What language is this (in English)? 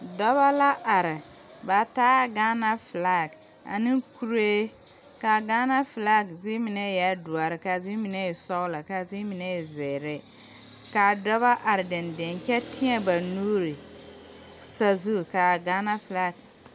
Southern Dagaare